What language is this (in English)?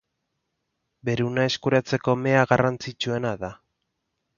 Basque